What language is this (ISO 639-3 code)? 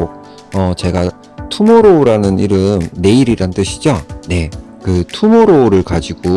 kor